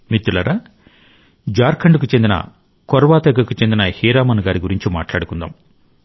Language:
Telugu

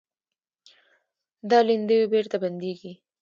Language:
Pashto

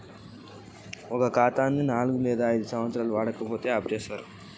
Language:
Telugu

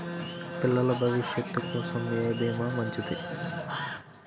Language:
Telugu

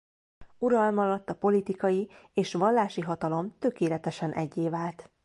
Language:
Hungarian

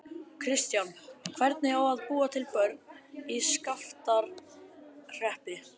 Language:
Icelandic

